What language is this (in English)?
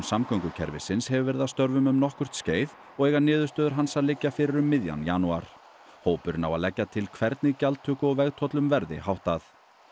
Icelandic